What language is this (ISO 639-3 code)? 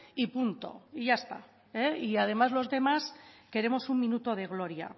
spa